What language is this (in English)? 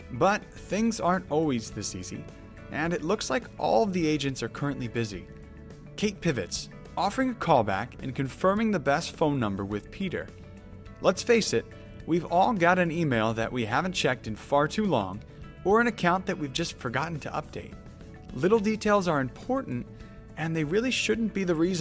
English